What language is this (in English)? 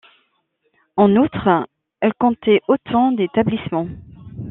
French